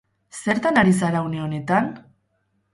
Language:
Basque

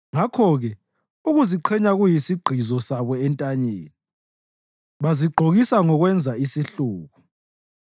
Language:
North Ndebele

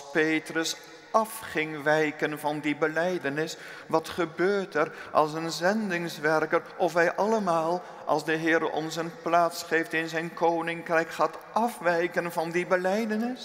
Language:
Dutch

